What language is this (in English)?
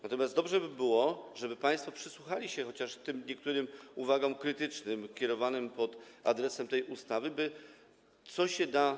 Polish